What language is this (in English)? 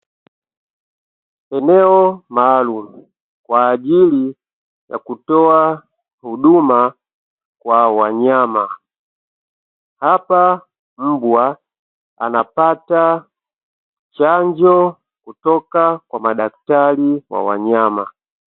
Swahili